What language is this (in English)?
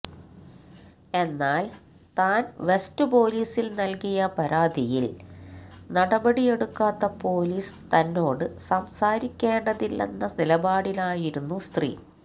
Malayalam